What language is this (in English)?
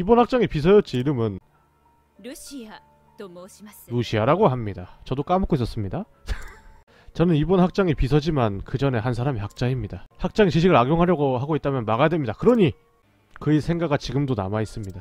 Korean